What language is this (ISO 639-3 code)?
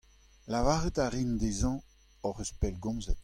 bre